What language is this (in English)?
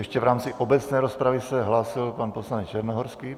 Czech